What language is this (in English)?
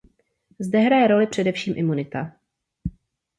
Czech